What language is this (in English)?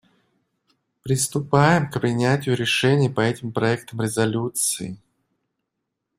Russian